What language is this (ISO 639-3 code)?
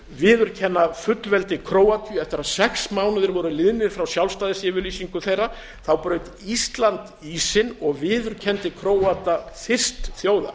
isl